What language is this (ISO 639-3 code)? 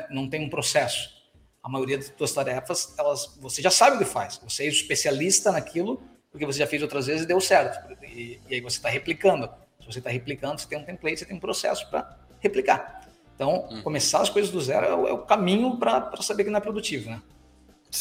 por